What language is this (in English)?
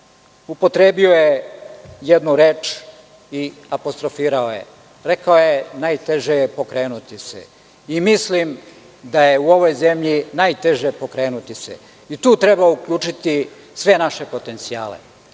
Serbian